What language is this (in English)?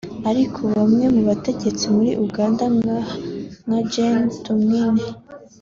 Kinyarwanda